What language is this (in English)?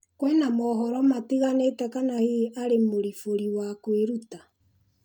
Kikuyu